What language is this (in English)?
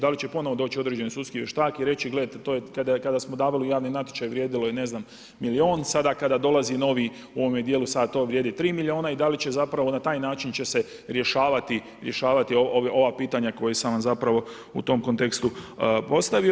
Croatian